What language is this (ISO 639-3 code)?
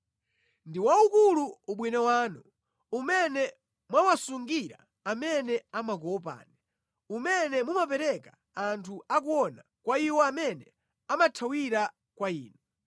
nya